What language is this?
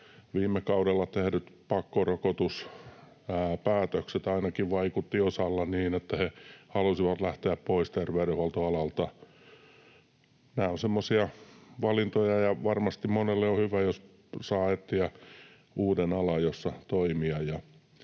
Finnish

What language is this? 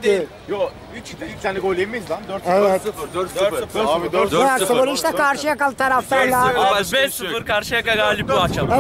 Turkish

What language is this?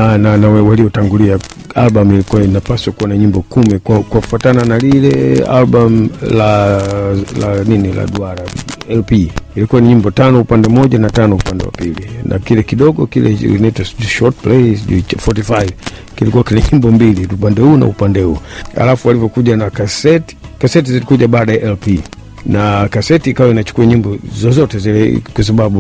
Swahili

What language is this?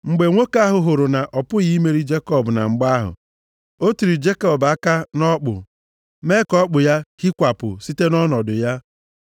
Igbo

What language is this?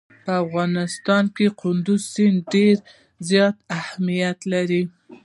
Pashto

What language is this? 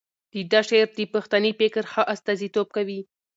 Pashto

